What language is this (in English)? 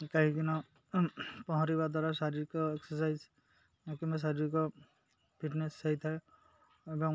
Odia